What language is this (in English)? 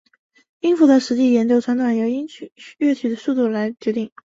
Chinese